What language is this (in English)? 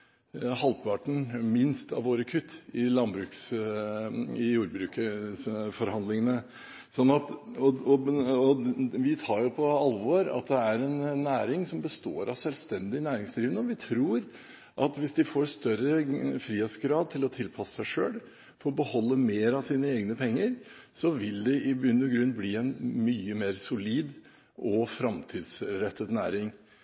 Norwegian Bokmål